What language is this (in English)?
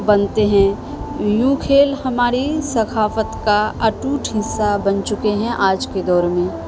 Urdu